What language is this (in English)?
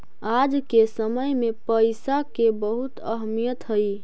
Magahi